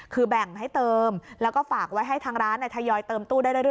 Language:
Thai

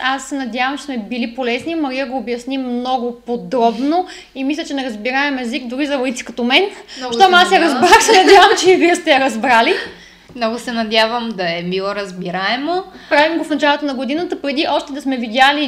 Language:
Bulgarian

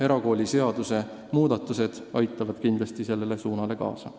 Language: Estonian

